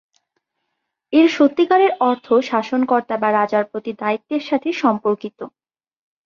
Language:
Bangla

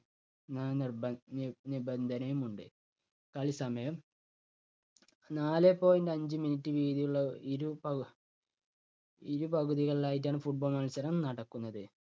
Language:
Malayalam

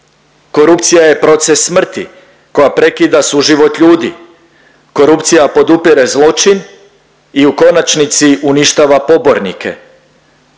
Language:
Croatian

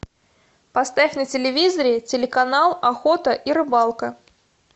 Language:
Russian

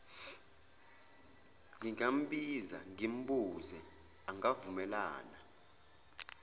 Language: Zulu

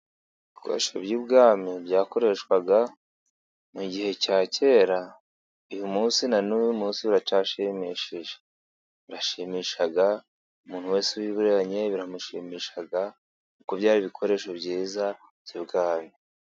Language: Kinyarwanda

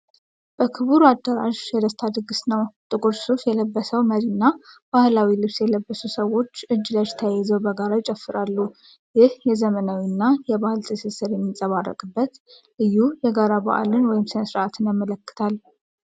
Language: Amharic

